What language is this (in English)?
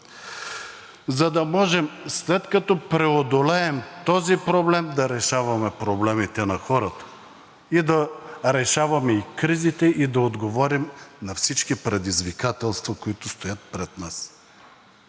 Bulgarian